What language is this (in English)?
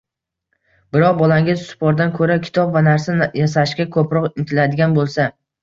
Uzbek